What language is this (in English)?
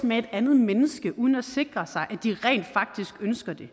Danish